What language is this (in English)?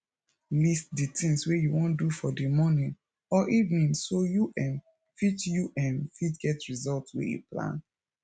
Nigerian Pidgin